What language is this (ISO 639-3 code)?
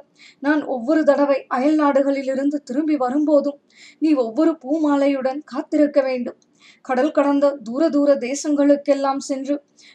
tam